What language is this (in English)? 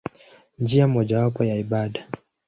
Swahili